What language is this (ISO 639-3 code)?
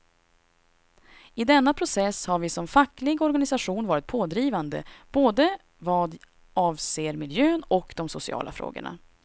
swe